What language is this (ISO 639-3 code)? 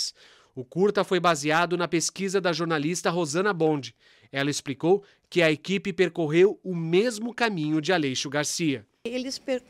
por